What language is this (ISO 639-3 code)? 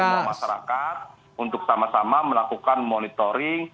ind